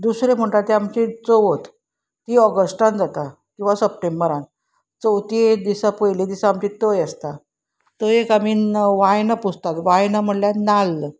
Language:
Konkani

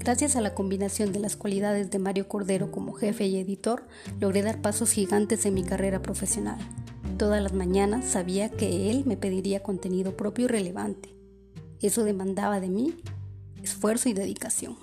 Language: Spanish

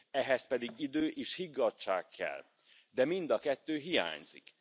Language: Hungarian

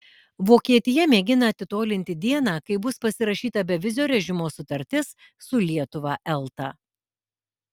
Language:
Lithuanian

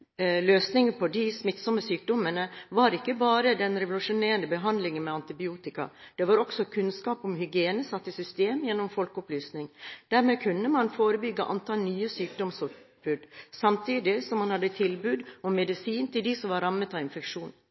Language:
Norwegian Bokmål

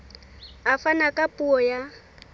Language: Southern Sotho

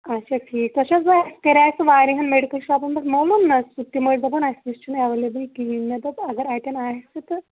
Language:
Kashmiri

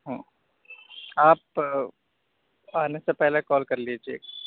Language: Urdu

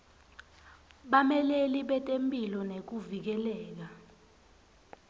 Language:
Swati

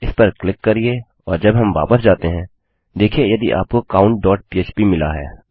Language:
Hindi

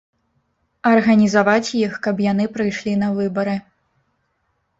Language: Belarusian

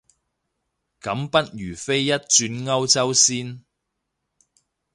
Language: Cantonese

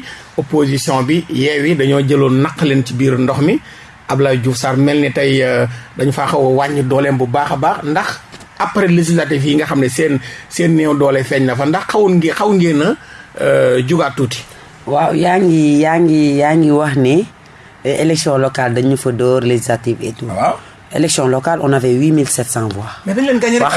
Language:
French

